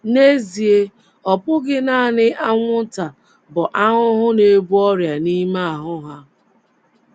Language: Igbo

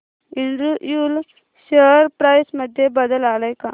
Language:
Marathi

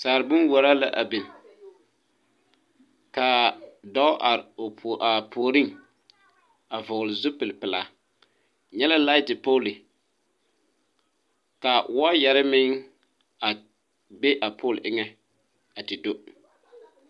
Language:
Southern Dagaare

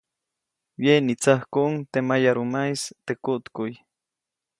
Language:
Copainalá Zoque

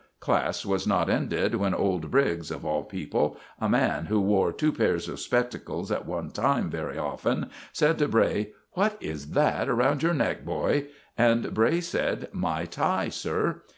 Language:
English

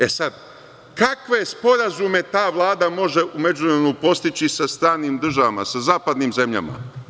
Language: Serbian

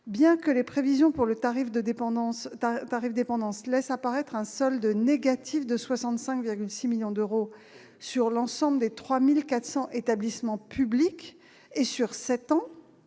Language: French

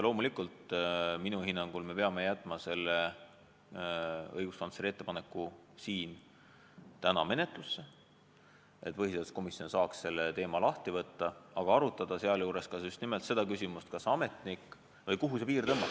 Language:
Estonian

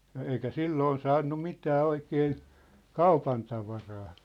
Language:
Finnish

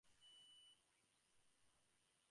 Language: Bangla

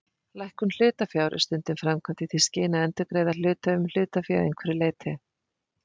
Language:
Icelandic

